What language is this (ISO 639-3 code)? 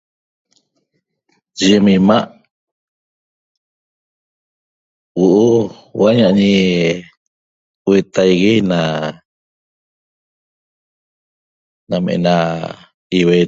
tob